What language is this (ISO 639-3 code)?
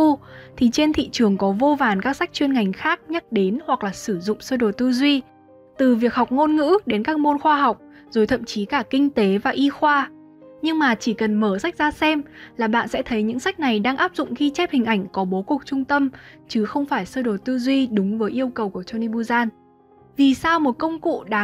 vie